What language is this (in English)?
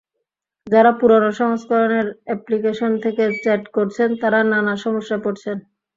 Bangla